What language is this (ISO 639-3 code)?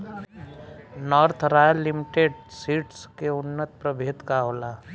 bho